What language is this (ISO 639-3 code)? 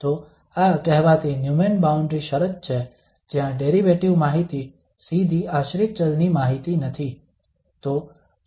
guj